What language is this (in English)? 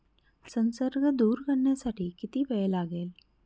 Marathi